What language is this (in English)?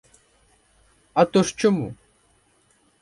Ukrainian